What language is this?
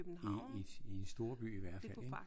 Danish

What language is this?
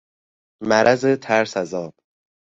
Persian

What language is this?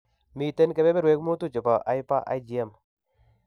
Kalenjin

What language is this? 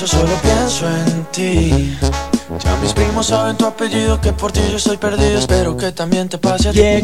Spanish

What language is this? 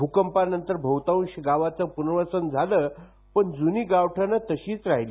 Marathi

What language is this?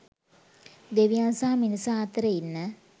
Sinhala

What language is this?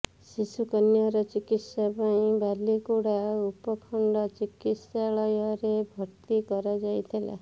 Odia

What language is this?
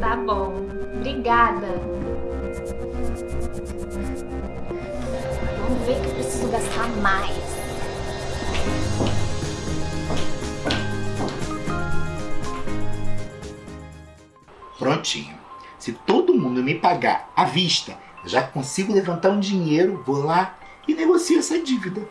Portuguese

